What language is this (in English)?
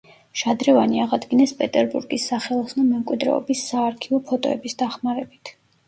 Georgian